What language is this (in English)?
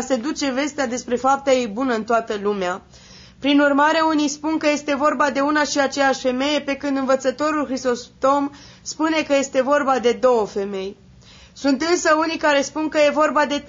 Romanian